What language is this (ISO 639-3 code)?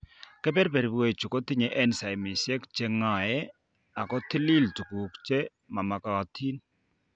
kln